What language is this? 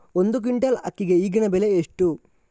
Kannada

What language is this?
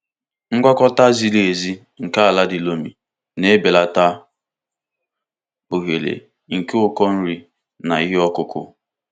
Igbo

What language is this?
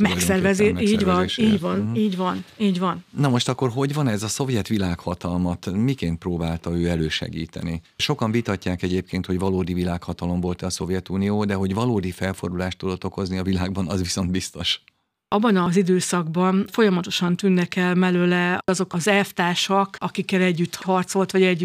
Hungarian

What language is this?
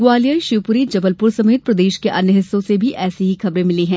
Hindi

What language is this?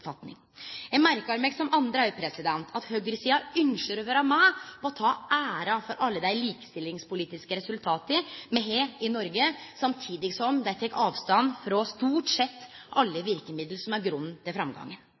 Norwegian Nynorsk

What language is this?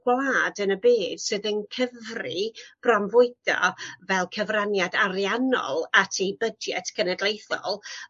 Welsh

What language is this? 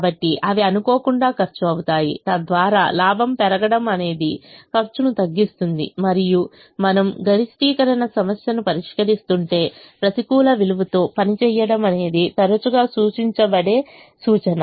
Telugu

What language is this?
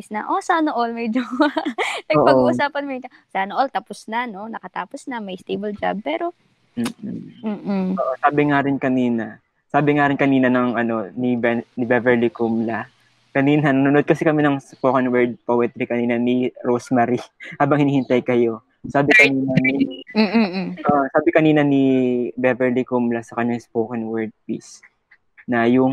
Filipino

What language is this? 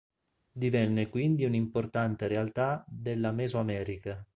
Italian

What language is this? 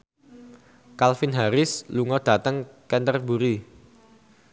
Javanese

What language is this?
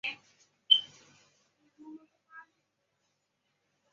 Chinese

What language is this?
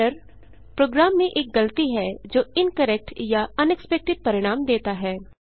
Hindi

